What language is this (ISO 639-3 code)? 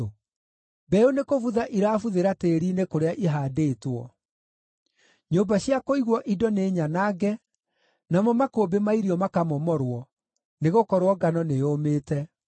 kik